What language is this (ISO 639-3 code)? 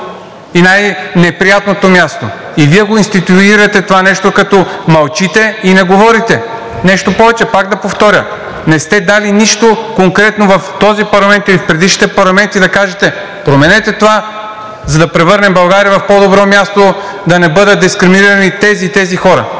bul